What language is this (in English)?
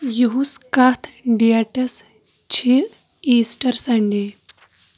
Kashmiri